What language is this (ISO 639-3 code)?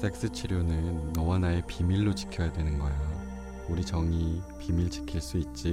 kor